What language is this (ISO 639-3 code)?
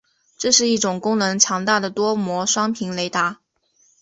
zho